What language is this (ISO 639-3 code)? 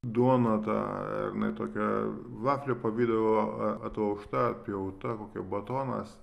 lit